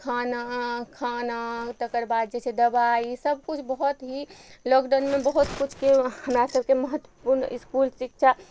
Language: Maithili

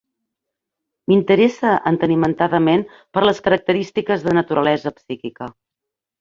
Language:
Catalan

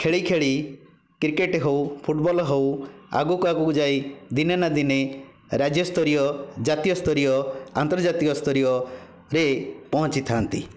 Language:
Odia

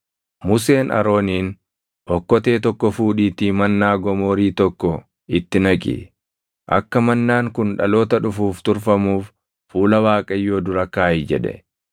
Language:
Oromo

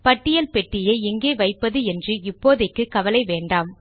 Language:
Tamil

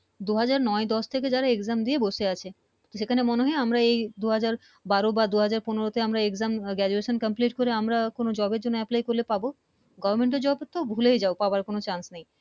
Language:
Bangla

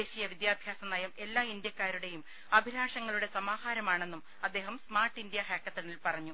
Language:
Malayalam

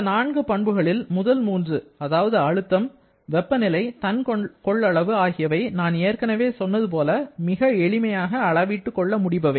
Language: Tamil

